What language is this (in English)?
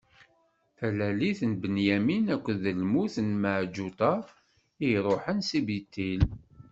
Kabyle